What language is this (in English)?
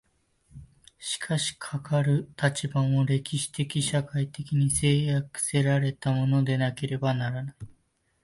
Japanese